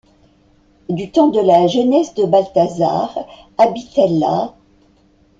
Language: French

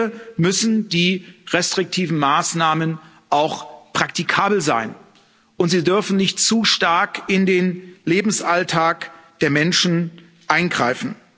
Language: German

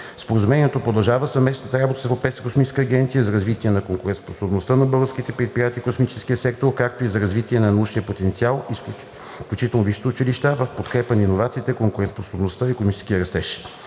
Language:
Bulgarian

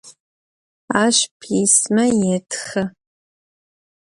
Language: Adyghe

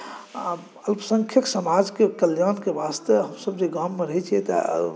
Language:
Maithili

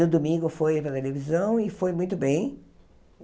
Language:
Portuguese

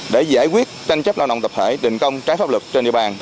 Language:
Vietnamese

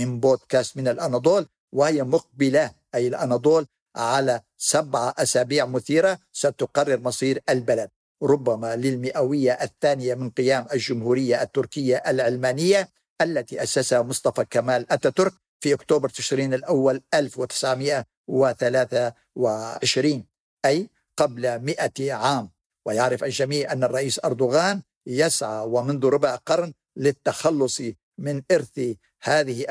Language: Arabic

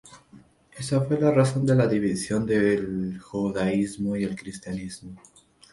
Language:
Spanish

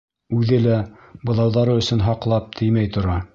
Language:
Bashkir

